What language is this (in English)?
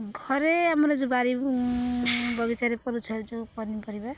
Odia